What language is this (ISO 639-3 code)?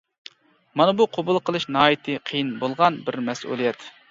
uig